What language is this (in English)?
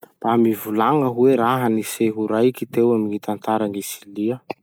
Masikoro Malagasy